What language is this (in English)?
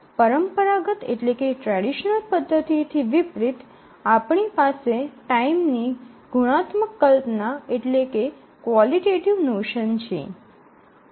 Gujarati